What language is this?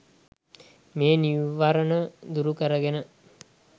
Sinhala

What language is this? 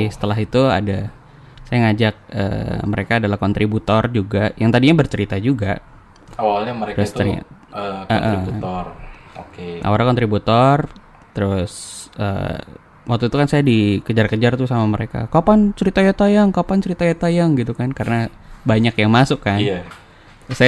Indonesian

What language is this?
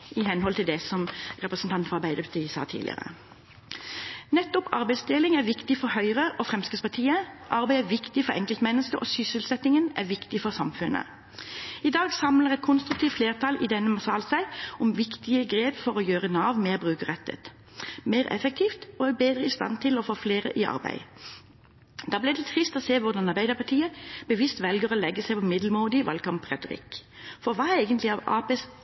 Norwegian Bokmål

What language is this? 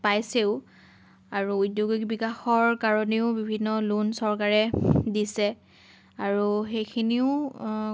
Assamese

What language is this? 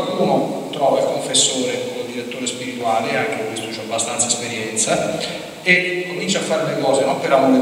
Italian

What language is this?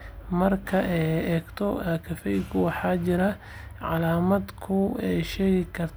Somali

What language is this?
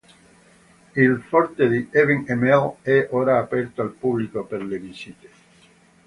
Italian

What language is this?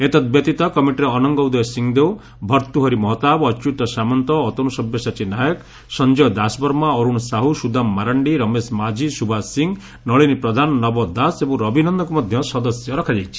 Odia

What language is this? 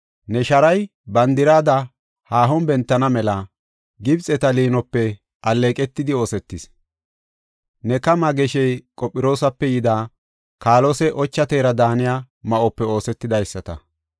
Gofa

